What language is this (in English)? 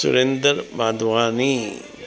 Sindhi